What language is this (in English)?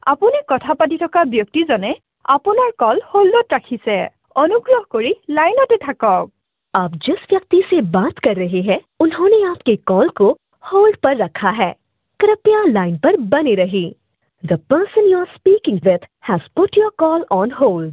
Assamese